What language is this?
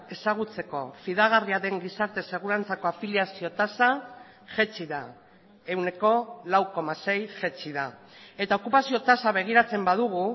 Basque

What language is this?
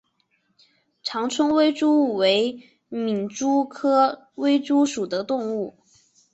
Chinese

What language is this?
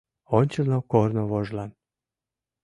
Mari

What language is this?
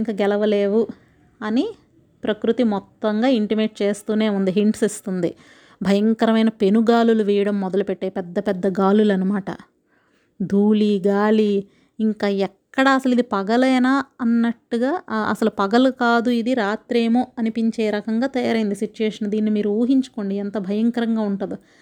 Telugu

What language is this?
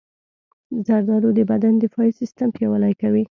Pashto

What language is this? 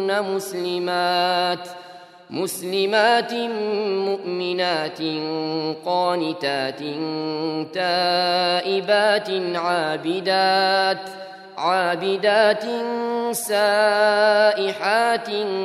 Arabic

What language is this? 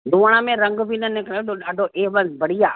Sindhi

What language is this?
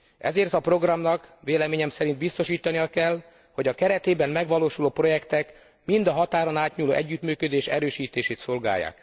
Hungarian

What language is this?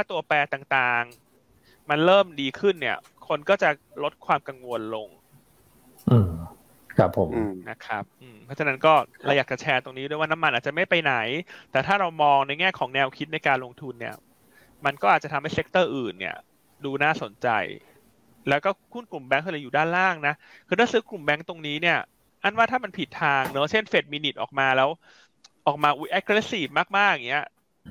Thai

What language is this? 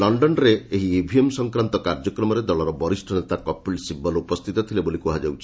Odia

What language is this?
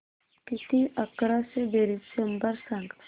Marathi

